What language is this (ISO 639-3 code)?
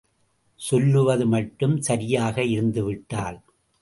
tam